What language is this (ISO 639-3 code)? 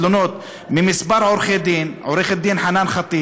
heb